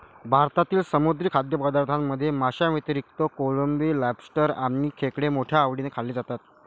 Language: Marathi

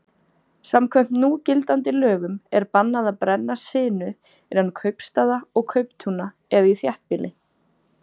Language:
Icelandic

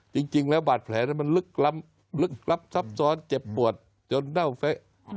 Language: Thai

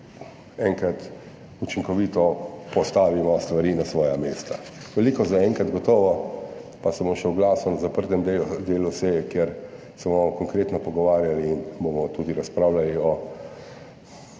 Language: Slovenian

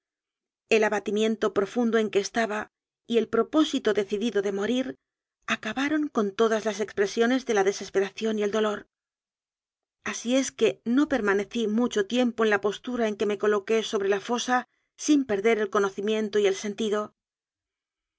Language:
Spanish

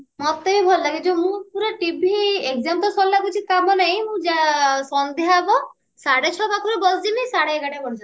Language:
Odia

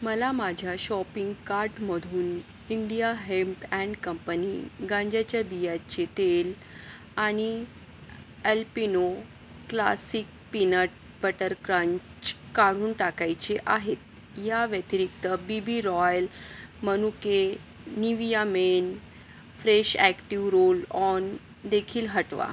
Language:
Marathi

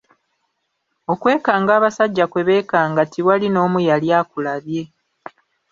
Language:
Ganda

